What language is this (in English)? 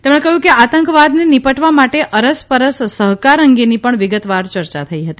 Gujarati